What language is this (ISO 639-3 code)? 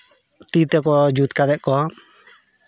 sat